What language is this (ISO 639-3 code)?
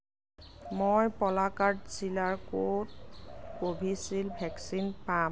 asm